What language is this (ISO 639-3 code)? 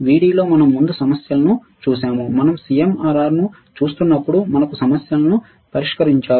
tel